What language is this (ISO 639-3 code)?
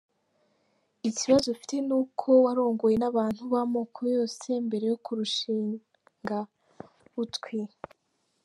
kin